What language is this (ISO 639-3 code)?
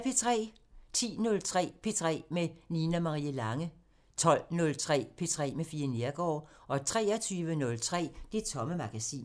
dan